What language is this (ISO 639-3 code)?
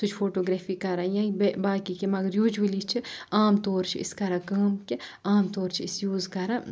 kas